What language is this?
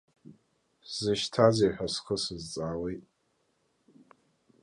Abkhazian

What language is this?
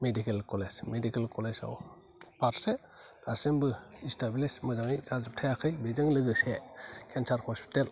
Bodo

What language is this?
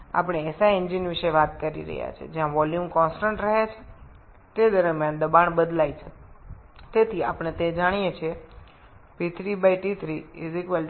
Bangla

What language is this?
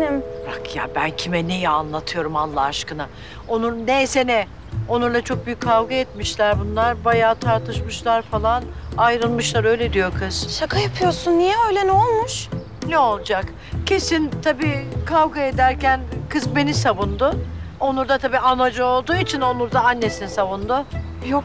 Turkish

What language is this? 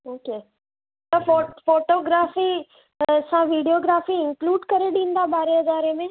Sindhi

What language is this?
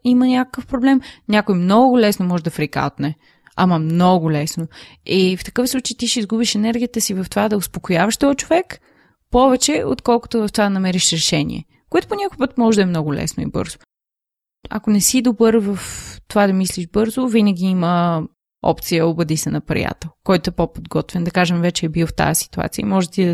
Bulgarian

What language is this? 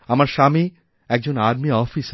Bangla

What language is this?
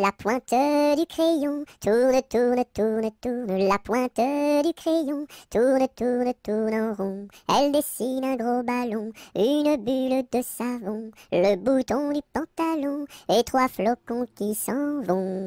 French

